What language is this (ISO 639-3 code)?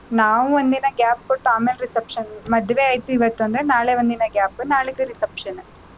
kan